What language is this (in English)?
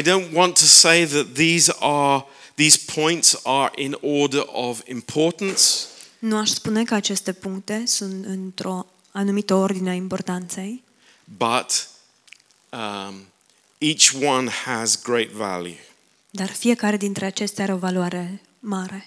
Romanian